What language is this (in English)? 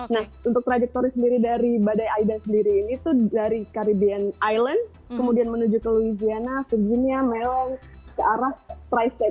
Indonesian